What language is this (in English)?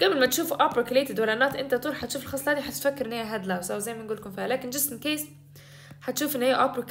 Arabic